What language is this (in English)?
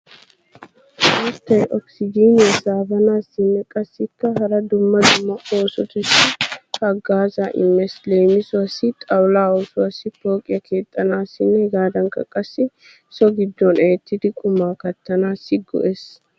Wolaytta